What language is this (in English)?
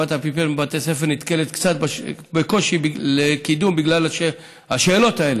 Hebrew